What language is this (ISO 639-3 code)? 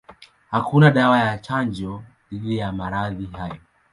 swa